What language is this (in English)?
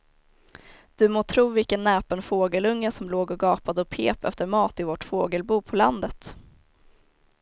Swedish